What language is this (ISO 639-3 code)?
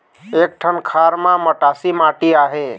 hne